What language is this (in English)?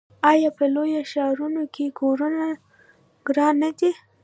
Pashto